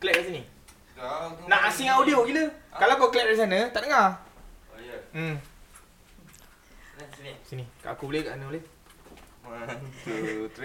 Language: Malay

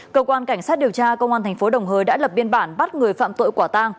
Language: Vietnamese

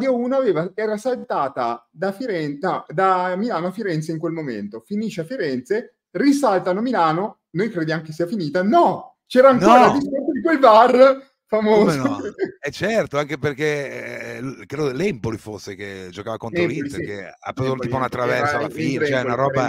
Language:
Italian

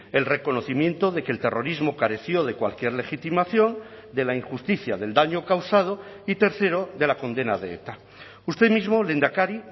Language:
Spanish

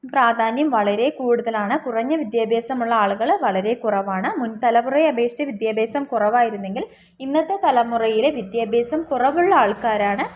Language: Malayalam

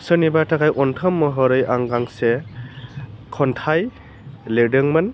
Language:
Bodo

